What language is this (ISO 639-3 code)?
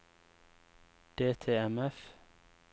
nor